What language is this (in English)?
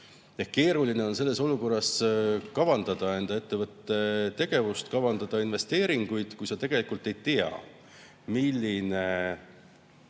Estonian